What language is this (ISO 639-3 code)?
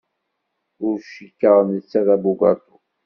kab